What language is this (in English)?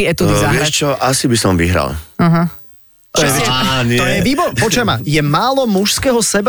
Slovak